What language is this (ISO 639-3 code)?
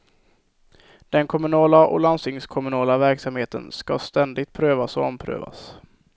swe